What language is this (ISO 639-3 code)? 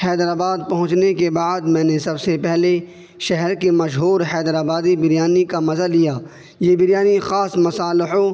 urd